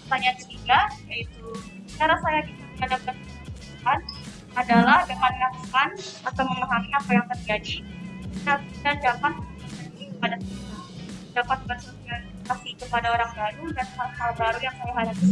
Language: Indonesian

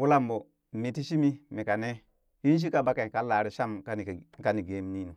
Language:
Burak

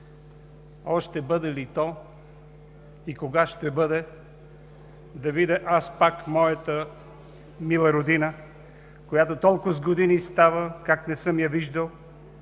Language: Bulgarian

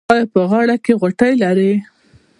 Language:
Pashto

